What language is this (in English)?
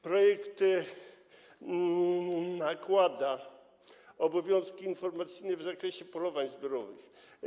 Polish